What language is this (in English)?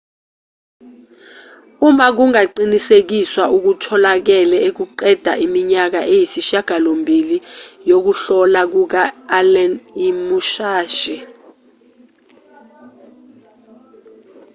Zulu